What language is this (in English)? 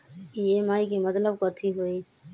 Magahi